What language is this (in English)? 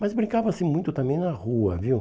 Portuguese